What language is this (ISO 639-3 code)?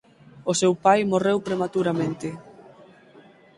glg